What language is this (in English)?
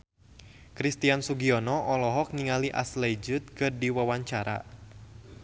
Sundanese